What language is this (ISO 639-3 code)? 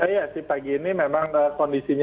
ind